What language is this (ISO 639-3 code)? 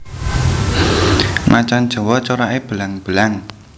jav